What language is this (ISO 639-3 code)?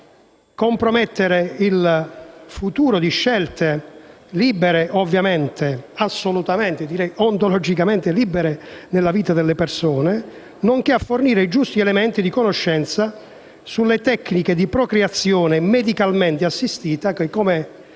ita